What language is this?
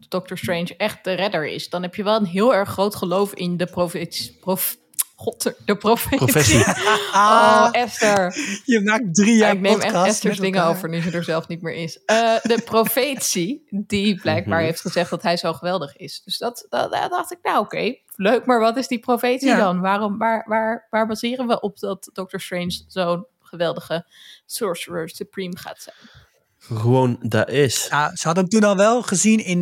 Dutch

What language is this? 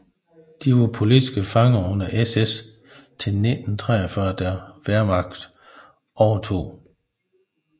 Danish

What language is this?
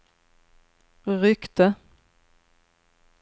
Swedish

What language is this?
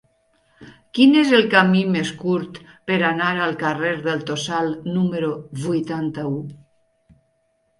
Catalan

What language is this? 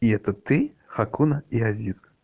Russian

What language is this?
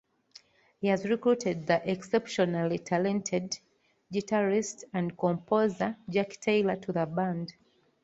English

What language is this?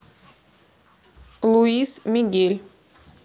Russian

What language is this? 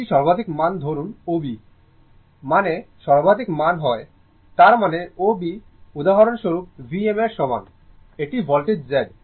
Bangla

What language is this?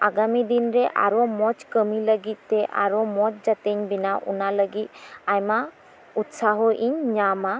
Santali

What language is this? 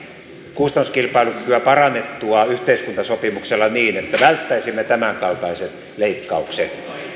Finnish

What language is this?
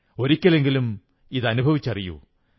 Malayalam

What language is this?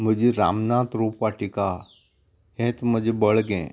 Konkani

